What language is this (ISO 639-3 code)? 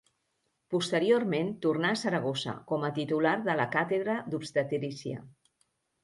cat